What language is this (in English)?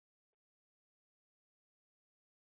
Spanish